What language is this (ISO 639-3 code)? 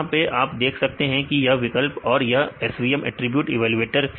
hin